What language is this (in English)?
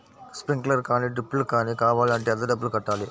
Telugu